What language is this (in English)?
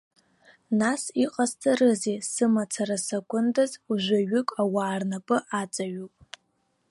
Abkhazian